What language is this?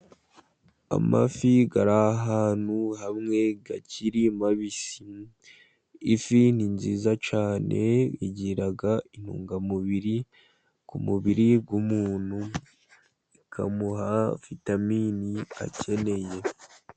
Kinyarwanda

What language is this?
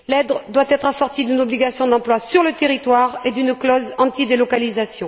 French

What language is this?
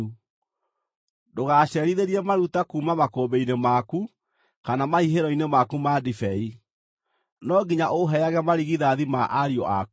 Kikuyu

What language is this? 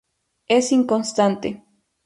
Spanish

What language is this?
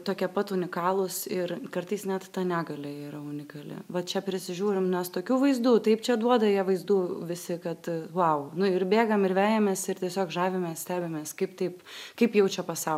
Lithuanian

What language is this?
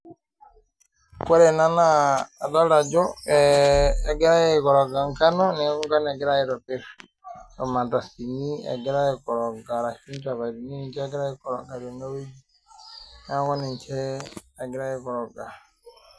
Masai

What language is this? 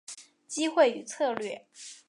Chinese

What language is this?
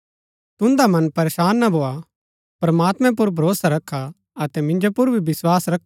Gaddi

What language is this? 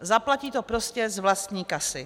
Czech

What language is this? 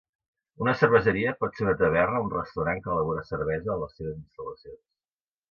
Catalan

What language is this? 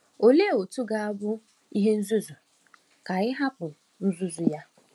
Igbo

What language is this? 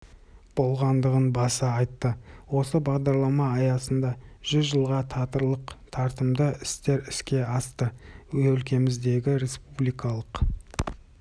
Kazakh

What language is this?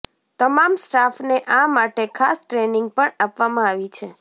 Gujarati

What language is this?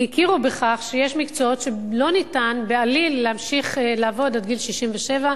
Hebrew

